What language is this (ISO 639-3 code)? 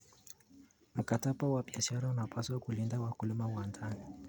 kln